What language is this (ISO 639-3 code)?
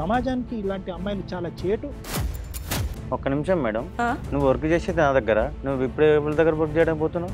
tel